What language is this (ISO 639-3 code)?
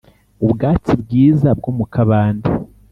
kin